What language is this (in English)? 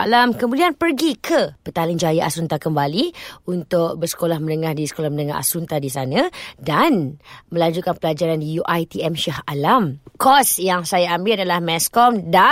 Malay